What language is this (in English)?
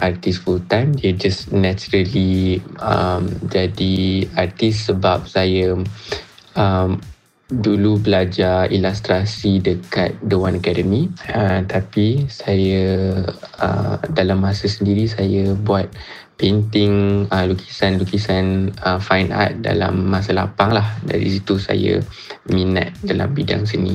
Malay